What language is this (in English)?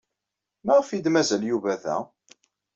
Kabyle